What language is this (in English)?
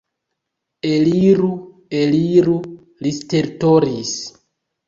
Esperanto